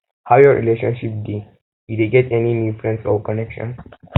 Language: Nigerian Pidgin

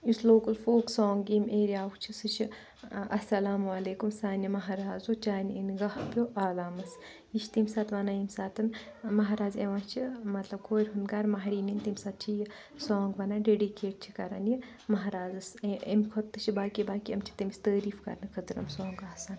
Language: Kashmiri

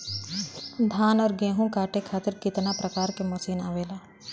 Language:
Bhojpuri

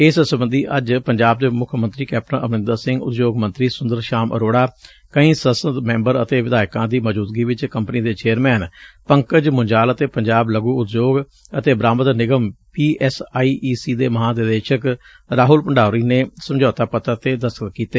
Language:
Punjabi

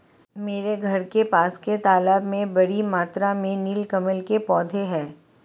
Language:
Hindi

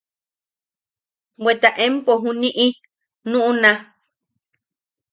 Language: Yaqui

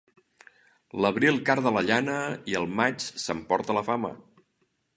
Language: Catalan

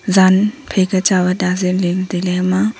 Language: Wancho Naga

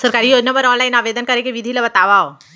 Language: Chhattisgarhi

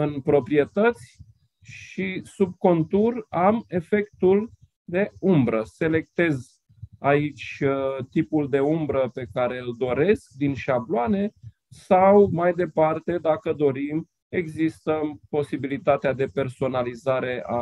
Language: Romanian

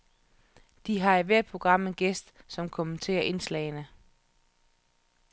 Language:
Danish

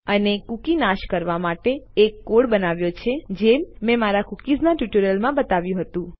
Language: Gujarati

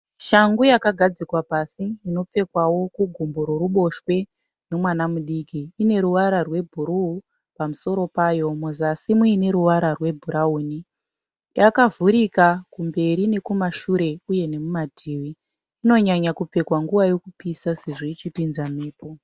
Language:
Shona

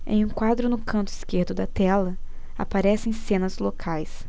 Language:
Portuguese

